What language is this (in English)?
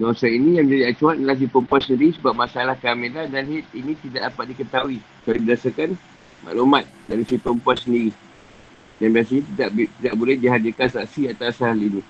Malay